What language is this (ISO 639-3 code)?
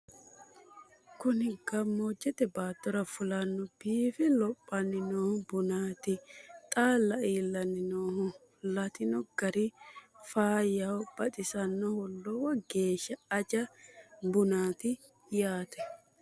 sid